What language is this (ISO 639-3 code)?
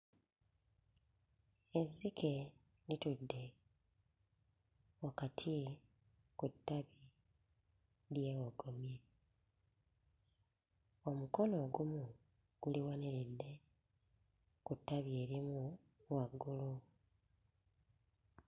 lug